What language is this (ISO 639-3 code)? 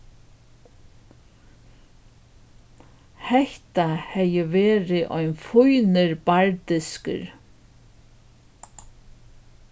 fao